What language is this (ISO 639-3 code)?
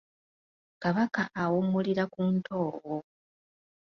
lug